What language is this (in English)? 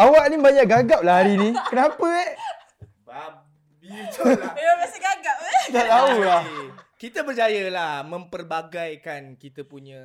Malay